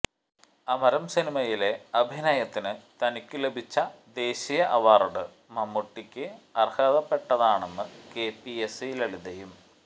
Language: Malayalam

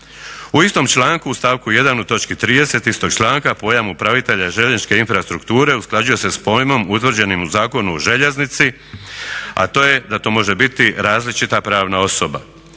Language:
Croatian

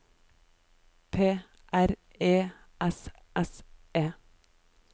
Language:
Norwegian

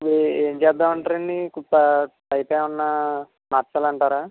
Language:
Telugu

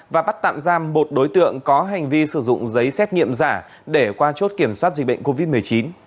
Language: Vietnamese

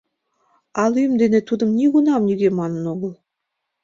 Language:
Mari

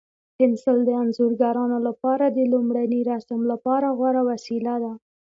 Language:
Pashto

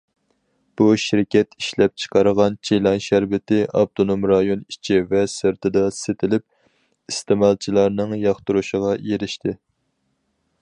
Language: Uyghur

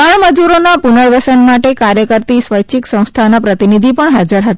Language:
Gujarati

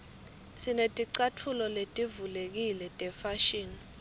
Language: Swati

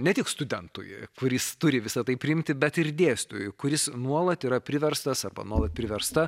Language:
Lithuanian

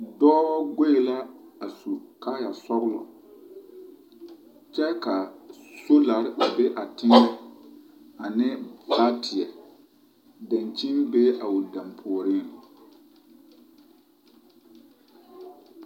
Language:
Southern Dagaare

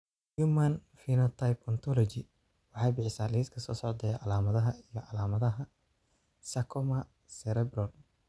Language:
Somali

